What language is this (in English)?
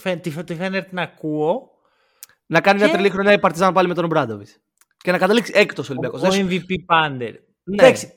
Greek